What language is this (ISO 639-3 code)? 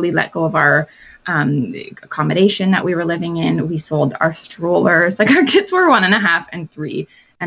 eng